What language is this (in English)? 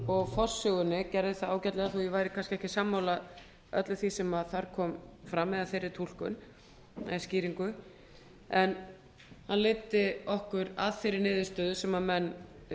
Icelandic